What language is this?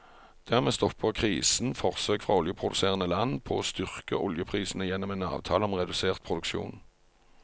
Norwegian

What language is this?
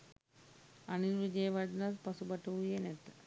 Sinhala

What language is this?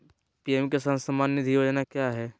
Magahi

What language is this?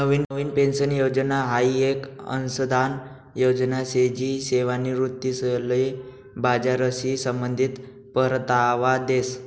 Marathi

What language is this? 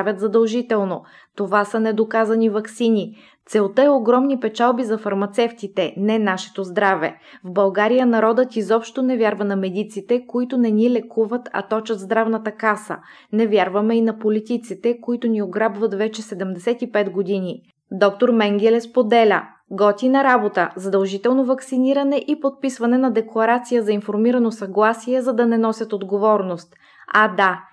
Bulgarian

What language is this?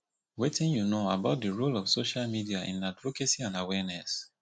Nigerian Pidgin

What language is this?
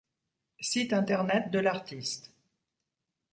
French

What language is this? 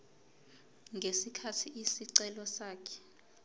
Zulu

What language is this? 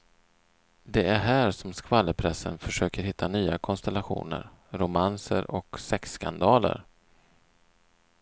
Swedish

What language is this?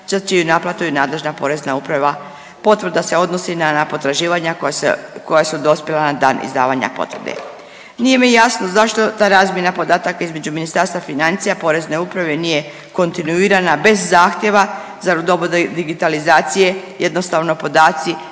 Croatian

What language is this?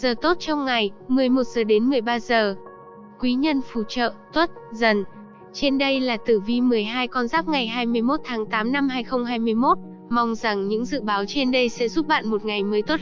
Vietnamese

